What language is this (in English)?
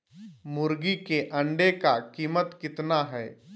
Magahi